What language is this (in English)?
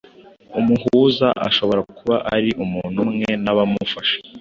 Kinyarwanda